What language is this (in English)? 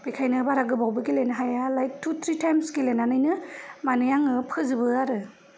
Bodo